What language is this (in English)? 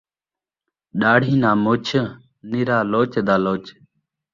Saraiki